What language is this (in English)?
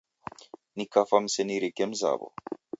Taita